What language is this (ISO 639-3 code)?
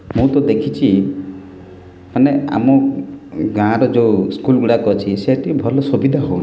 ori